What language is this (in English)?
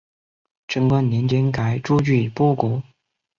Chinese